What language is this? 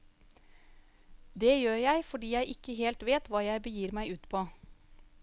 Norwegian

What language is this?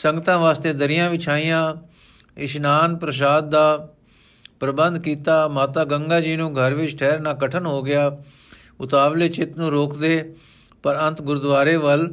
Punjabi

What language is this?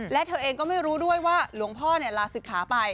Thai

